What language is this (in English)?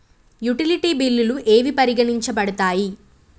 Telugu